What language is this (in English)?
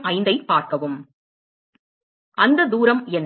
Tamil